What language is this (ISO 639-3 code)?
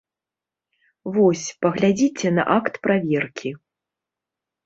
bel